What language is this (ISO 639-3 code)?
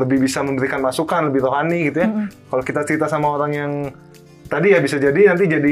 ind